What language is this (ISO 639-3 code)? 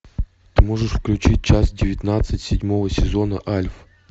rus